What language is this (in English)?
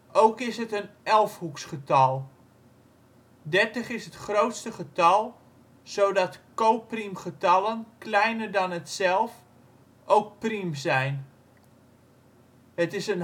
Dutch